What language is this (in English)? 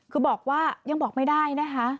Thai